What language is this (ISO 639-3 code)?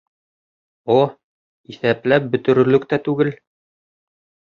bak